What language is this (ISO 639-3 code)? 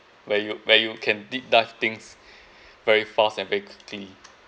eng